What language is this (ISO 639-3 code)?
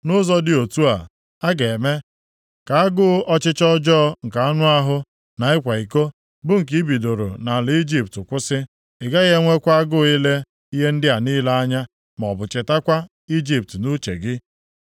ibo